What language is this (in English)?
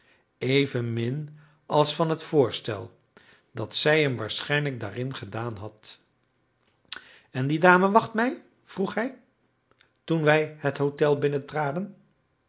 Dutch